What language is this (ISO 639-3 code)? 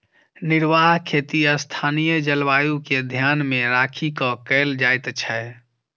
mai